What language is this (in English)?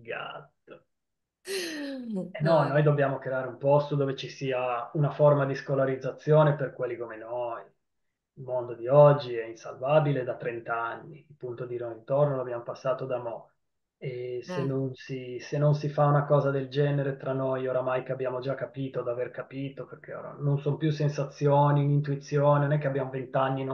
Italian